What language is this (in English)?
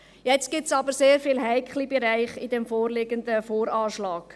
Swiss German